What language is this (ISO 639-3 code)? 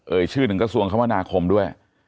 tha